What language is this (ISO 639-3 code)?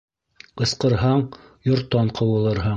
bak